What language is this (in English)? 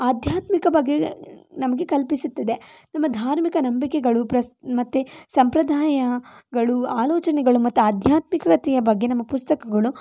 Kannada